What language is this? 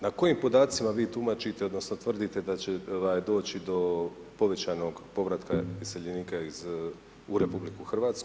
Croatian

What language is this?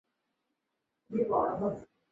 Chinese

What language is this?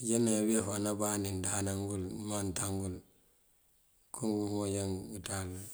Mandjak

